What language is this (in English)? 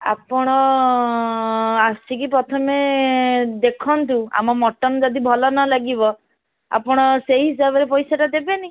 Odia